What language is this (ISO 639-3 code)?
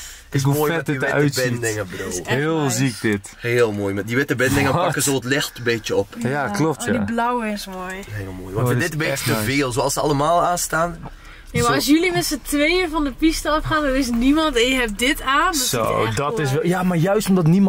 nld